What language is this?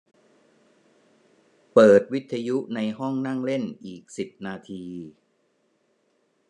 Thai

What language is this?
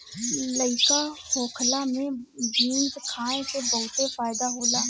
Bhojpuri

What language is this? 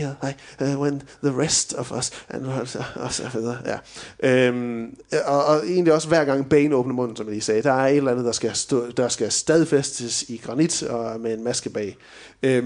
Danish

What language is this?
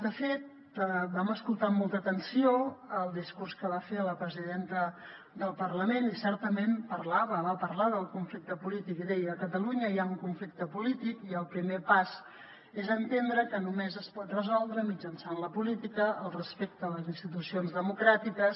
Catalan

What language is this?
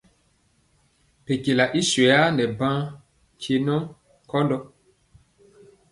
Mpiemo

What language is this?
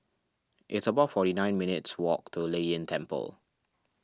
English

